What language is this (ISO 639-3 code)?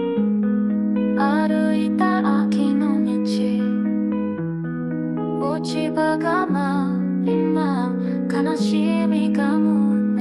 jpn